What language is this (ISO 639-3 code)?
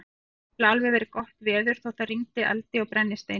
isl